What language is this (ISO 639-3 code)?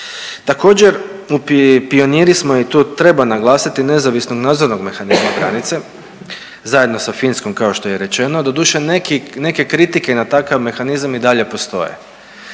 hrv